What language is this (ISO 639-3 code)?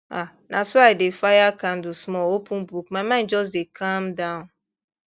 pcm